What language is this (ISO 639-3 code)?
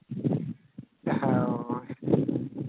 sat